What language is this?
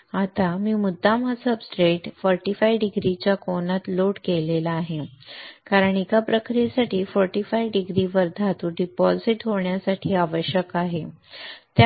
Marathi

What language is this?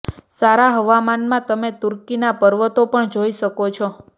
Gujarati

